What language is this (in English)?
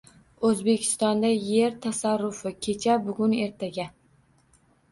Uzbek